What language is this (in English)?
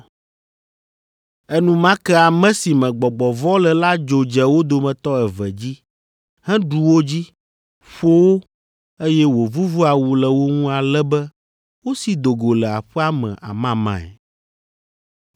Ewe